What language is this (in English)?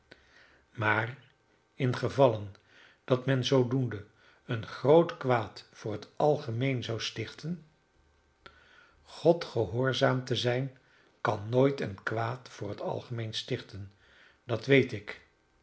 Dutch